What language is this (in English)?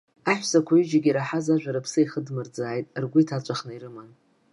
Abkhazian